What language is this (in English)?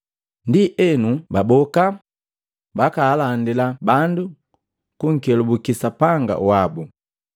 Matengo